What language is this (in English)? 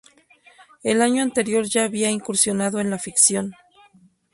Spanish